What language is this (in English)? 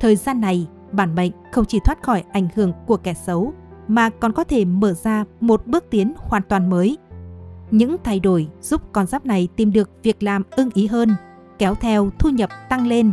Vietnamese